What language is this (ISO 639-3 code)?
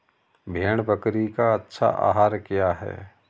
hin